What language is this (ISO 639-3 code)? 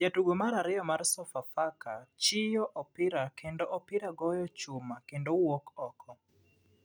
luo